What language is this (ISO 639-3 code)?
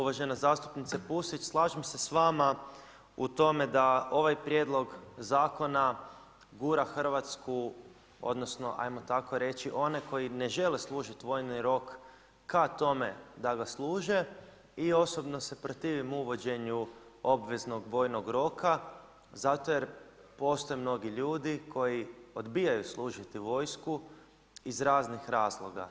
hrv